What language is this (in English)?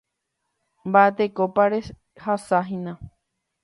Guarani